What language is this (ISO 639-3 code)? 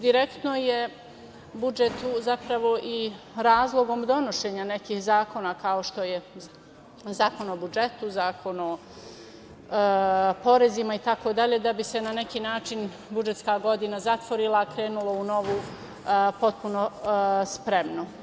srp